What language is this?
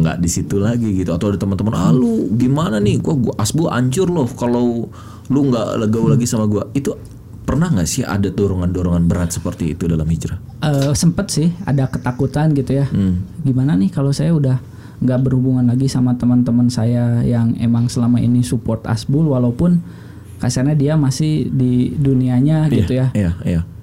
Indonesian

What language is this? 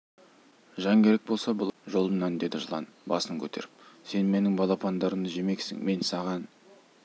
Kazakh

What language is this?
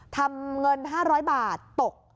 Thai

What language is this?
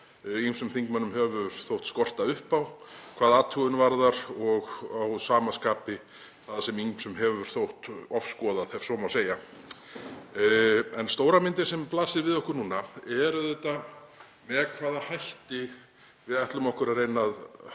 Icelandic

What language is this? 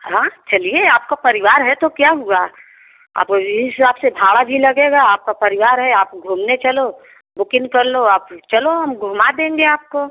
Hindi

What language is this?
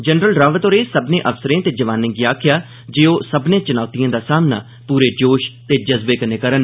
Dogri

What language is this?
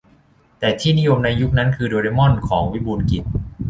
Thai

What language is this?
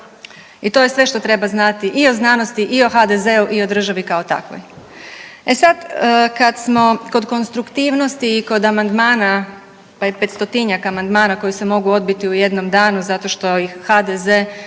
Croatian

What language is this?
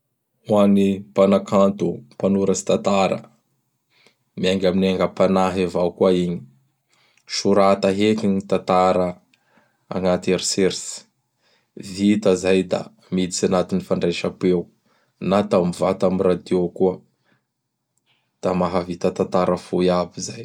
Bara Malagasy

